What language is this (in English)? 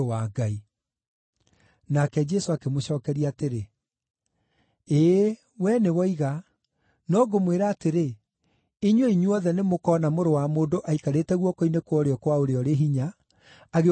Kikuyu